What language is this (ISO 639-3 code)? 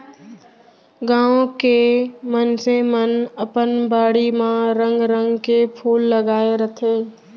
hne